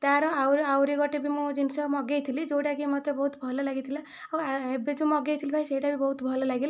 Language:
Odia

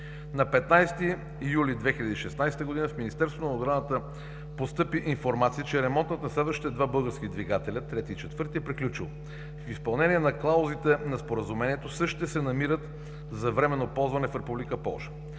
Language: Bulgarian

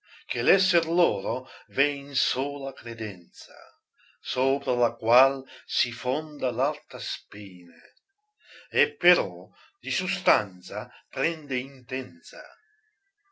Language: Italian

